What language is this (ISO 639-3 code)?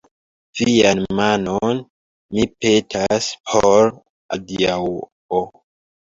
epo